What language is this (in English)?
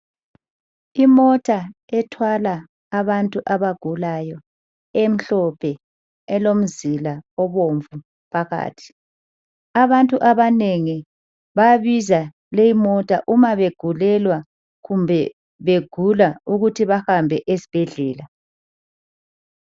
North Ndebele